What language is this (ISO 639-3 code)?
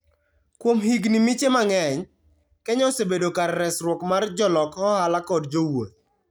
luo